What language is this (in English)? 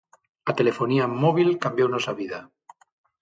Galician